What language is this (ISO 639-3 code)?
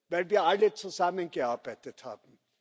deu